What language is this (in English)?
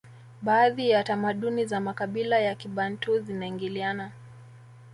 Swahili